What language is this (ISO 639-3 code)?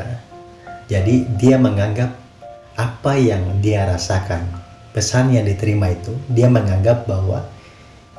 ind